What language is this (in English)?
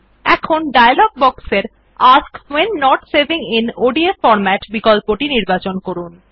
Bangla